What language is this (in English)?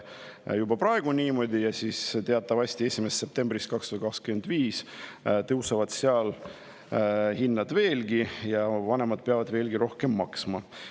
Estonian